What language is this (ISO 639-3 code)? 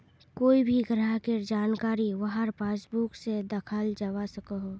mag